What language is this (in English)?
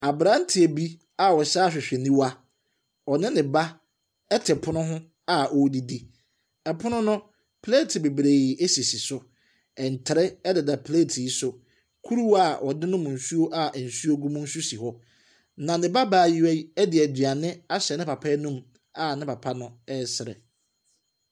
Akan